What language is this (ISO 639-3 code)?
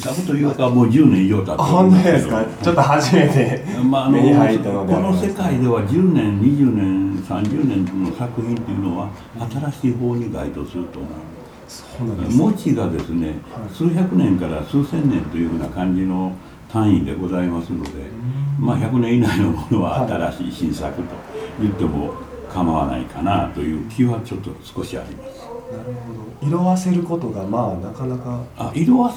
jpn